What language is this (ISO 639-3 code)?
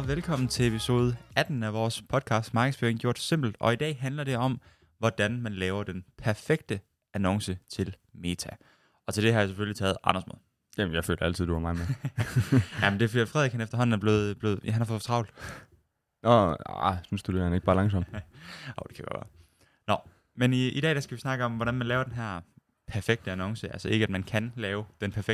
dan